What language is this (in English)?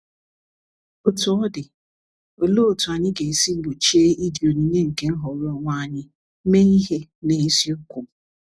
Igbo